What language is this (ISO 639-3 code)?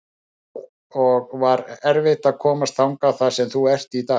isl